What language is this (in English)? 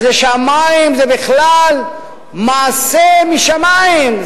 Hebrew